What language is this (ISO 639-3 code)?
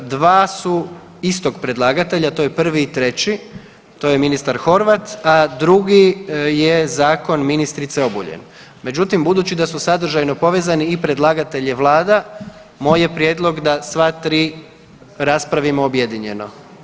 hrv